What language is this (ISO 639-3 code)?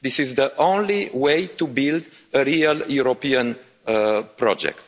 eng